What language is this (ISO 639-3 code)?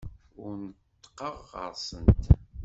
kab